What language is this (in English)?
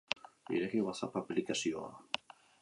Basque